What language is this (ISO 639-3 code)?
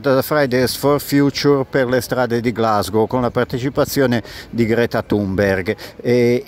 ita